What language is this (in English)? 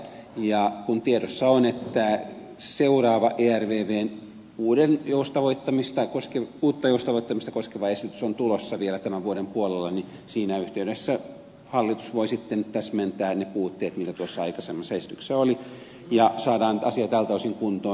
Finnish